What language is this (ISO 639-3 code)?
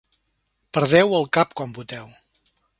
cat